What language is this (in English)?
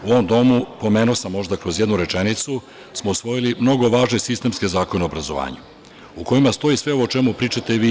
Serbian